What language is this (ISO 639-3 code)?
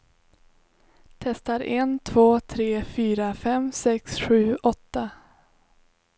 swe